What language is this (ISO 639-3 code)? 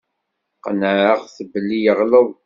kab